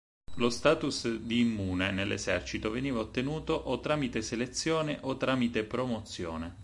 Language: Italian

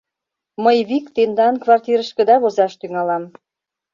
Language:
Mari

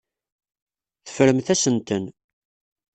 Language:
Kabyle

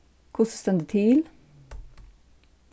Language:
Faroese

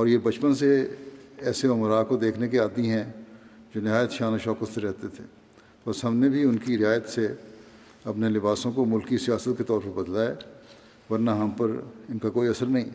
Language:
Urdu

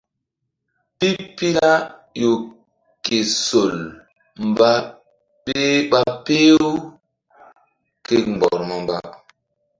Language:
Mbum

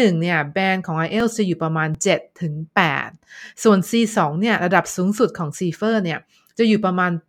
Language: Thai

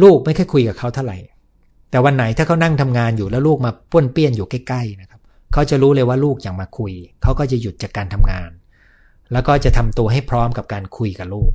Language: Thai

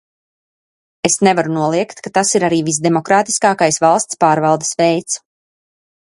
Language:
Latvian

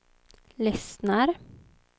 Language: Swedish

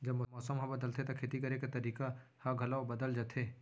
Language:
Chhattisgarhi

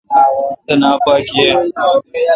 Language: Kalkoti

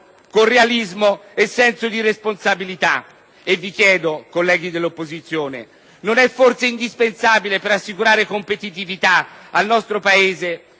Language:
Italian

